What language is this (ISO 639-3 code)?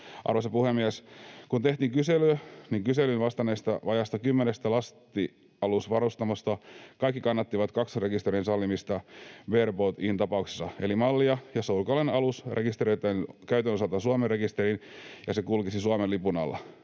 fin